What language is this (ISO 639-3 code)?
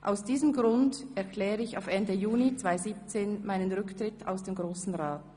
gsw